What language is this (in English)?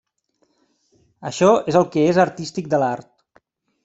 Catalan